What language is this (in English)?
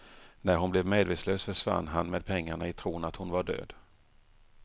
Swedish